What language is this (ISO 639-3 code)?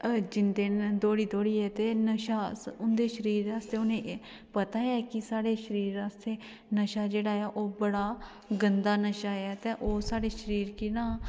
doi